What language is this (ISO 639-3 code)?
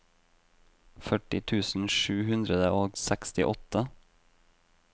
nor